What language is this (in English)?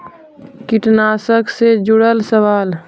Magahi